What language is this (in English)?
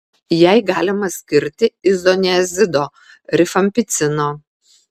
Lithuanian